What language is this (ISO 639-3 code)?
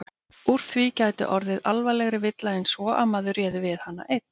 isl